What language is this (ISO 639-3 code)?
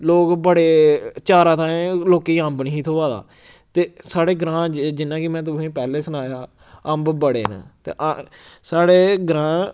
doi